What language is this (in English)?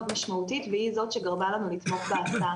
Hebrew